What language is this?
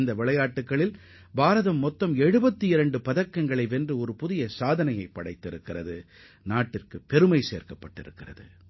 Tamil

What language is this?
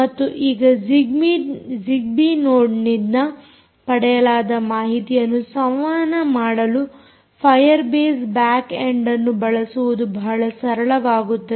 Kannada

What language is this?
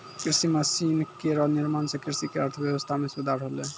Maithili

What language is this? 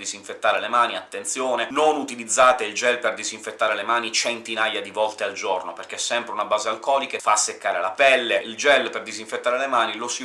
Italian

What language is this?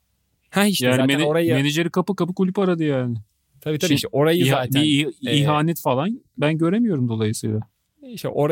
Turkish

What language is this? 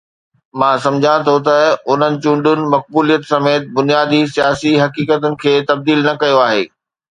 Sindhi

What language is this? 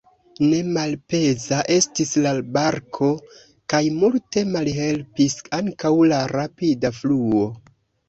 Esperanto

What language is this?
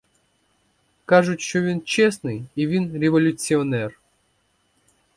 Ukrainian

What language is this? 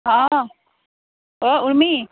Assamese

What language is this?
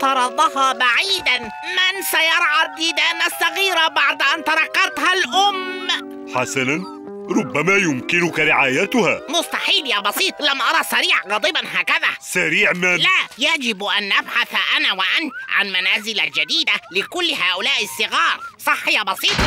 Arabic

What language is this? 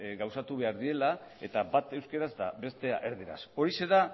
Basque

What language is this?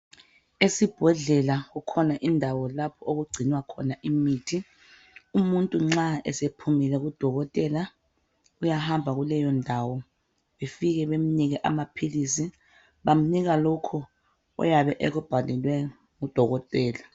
North Ndebele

